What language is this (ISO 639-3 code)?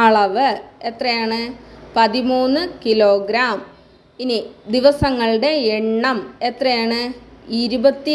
mal